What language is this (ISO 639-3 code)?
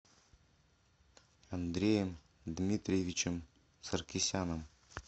rus